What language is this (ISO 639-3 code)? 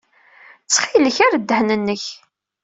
kab